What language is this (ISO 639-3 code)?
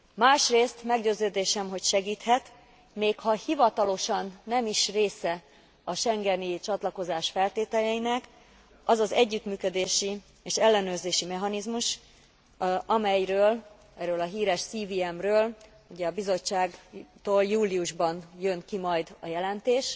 hun